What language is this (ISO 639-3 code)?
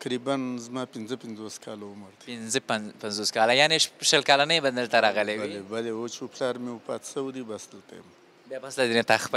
fas